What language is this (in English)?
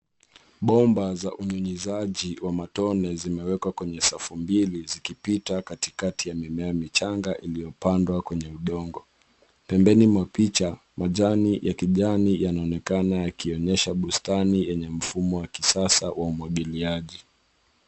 Swahili